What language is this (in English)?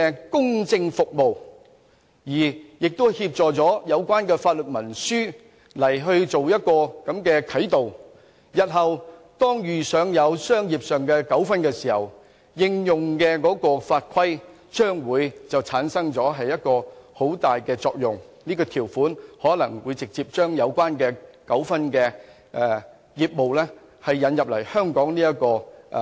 Cantonese